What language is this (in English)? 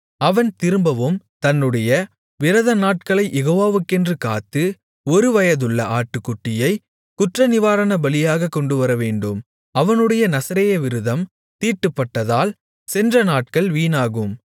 Tamil